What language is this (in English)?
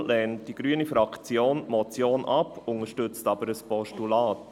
Swiss German